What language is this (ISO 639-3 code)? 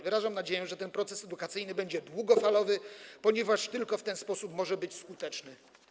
pol